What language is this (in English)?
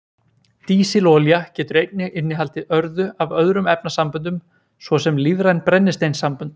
Icelandic